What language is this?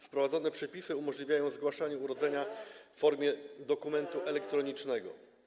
Polish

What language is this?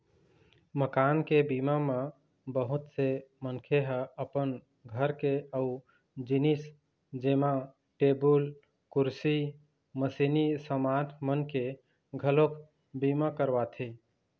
Chhattisgarhi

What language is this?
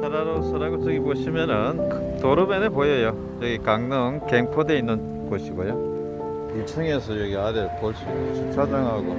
Korean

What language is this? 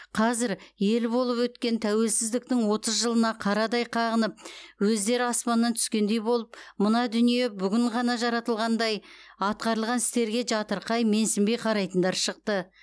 Kazakh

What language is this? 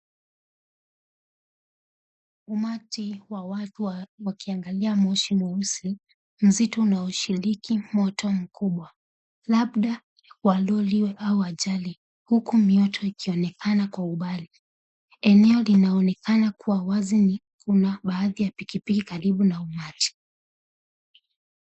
Swahili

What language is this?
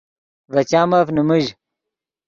Yidgha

